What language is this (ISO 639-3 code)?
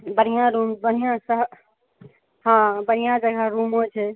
mai